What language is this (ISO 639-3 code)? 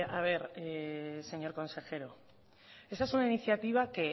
spa